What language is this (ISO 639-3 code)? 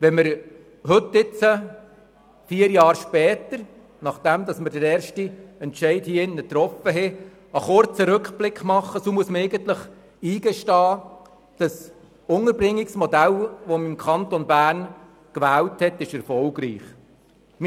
gsw